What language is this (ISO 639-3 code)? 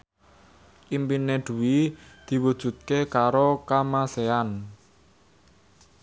jav